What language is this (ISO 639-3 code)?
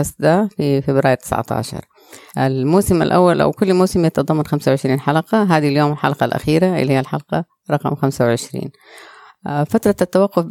ara